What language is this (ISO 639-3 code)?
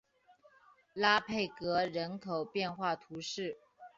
zho